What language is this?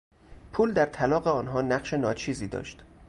Persian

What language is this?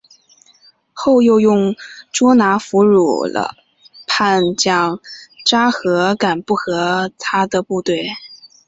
Chinese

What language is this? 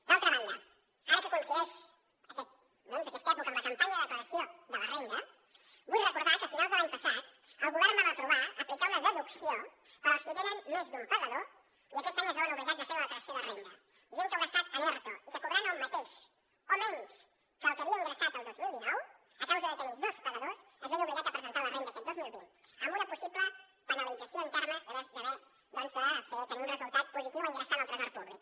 Catalan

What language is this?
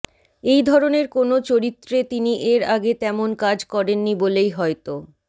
Bangla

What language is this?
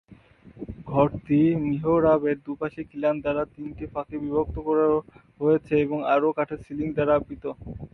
Bangla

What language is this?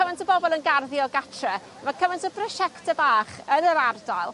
Welsh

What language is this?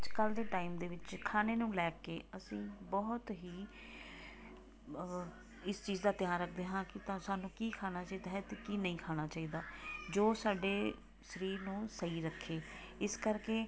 Punjabi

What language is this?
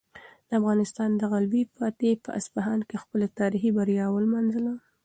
Pashto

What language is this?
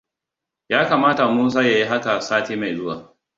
Hausa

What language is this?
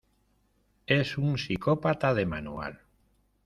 Spanish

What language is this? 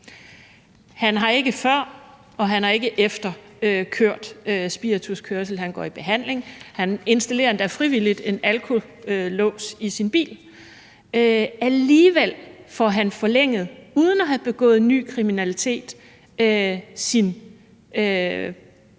Danish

